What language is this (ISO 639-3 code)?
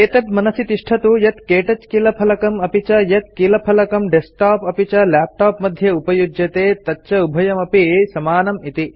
san